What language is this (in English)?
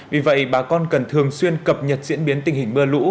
Vietnamese